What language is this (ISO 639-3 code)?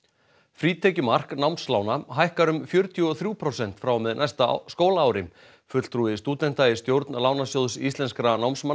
isl